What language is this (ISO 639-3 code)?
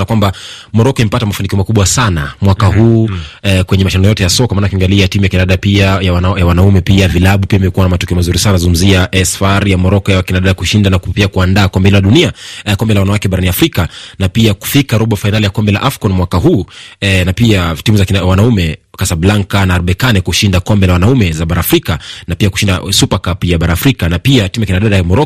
swa